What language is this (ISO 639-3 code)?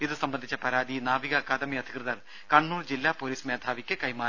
mal